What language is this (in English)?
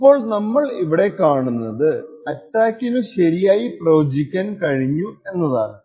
Malayalam